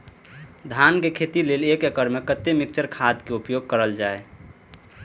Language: Maithili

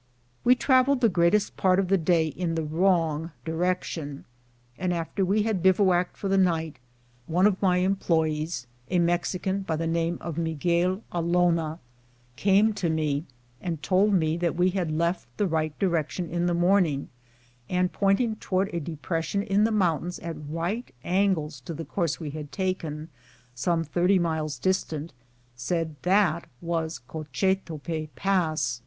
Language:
English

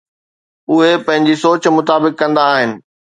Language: Sindhi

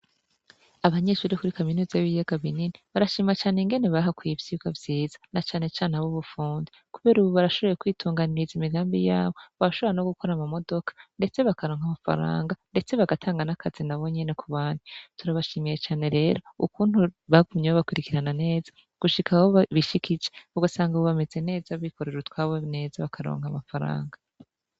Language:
Rundi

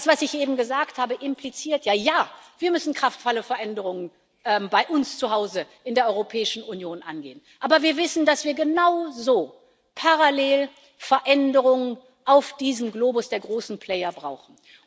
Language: German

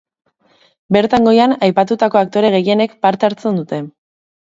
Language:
Basque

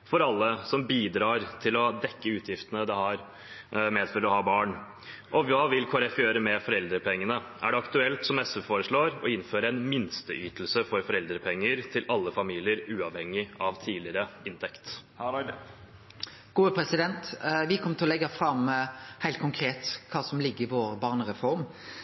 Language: Norwegian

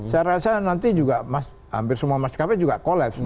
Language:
Indonesian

